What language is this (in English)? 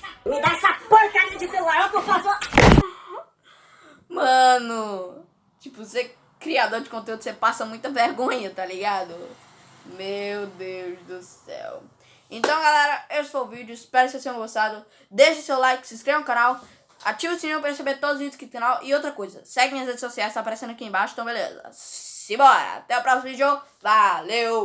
Portuguese